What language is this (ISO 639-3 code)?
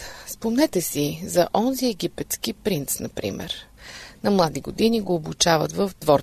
bul